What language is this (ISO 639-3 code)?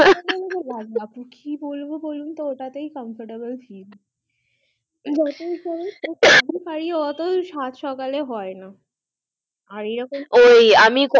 ben